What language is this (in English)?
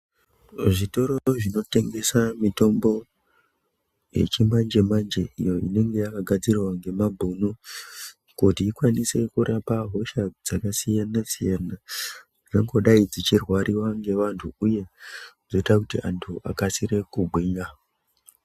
Ndau